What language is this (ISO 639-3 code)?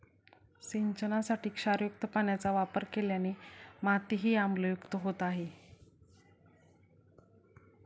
mar